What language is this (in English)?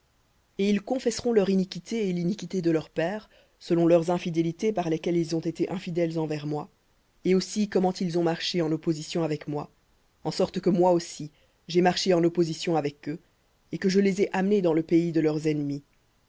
French